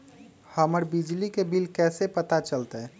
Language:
Magahi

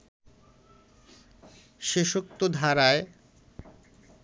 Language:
Bangla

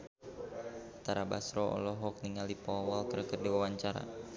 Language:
Sundanese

